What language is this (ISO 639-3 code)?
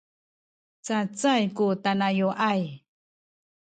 szy